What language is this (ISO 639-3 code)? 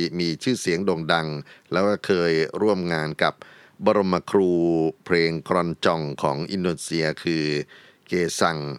tha